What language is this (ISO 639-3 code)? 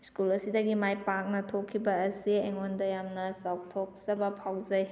mni